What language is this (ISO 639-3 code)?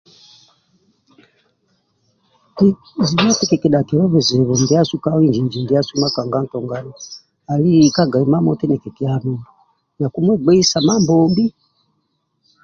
rwm